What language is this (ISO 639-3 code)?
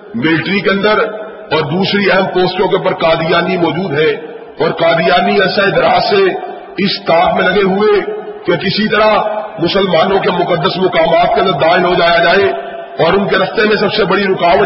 urd